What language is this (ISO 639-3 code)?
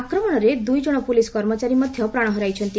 ori